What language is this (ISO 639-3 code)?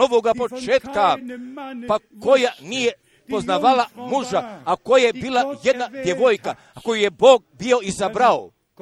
hrv